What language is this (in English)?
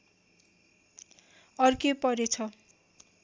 Nepali